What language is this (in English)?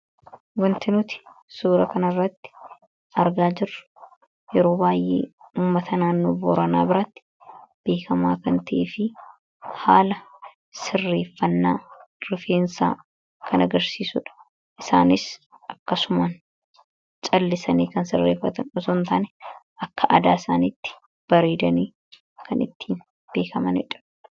Oromo